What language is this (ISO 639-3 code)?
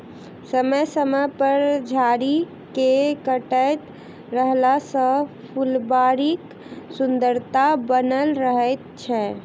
mai